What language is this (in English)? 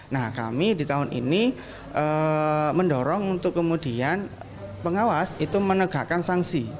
Indonesian